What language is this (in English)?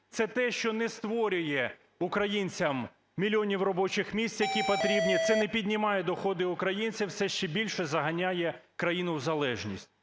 Ukrainian